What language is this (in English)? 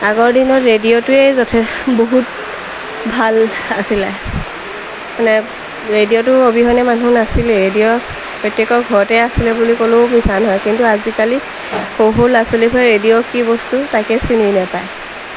Assamese